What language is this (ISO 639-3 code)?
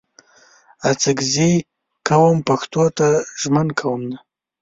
pus